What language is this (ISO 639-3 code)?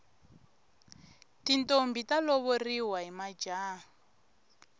tso